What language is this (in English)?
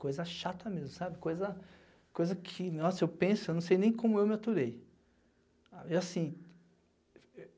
Portuguese